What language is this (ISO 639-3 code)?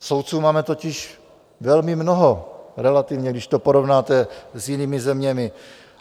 ces